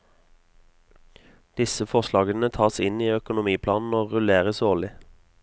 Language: Norwegian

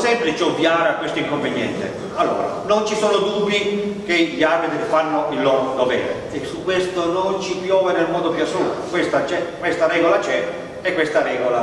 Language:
Italian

